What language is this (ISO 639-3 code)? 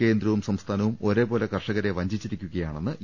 mal